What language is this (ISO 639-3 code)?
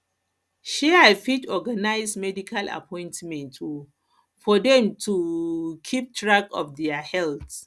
pcm